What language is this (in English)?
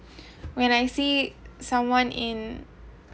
English